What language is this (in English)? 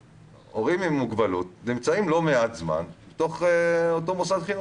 Hebrew